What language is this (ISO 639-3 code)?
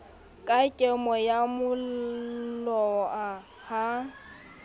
sot